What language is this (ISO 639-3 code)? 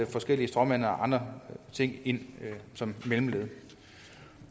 dan